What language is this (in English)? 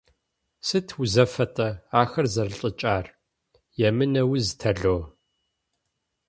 Kabardian